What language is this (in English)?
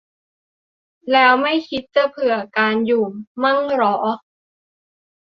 Thai